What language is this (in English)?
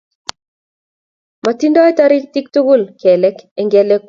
Kalenjin